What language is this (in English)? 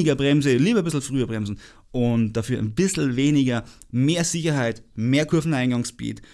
German